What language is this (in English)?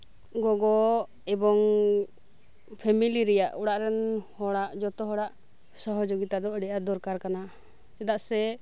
Santali